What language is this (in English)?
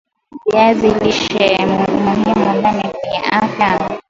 Swahili